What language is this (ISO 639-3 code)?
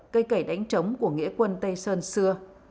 vie